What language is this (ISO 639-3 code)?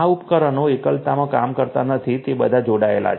guj